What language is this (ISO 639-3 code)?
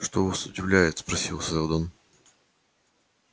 rus